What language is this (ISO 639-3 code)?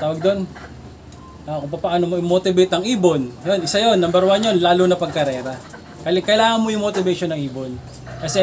fil